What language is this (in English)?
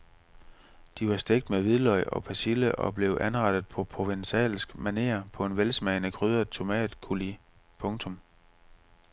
Danish